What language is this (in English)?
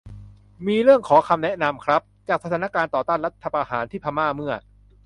Thai